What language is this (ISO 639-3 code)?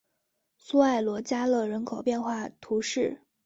zho